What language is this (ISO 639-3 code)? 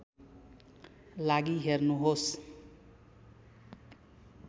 nep